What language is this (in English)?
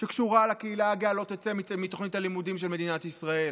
Hebrew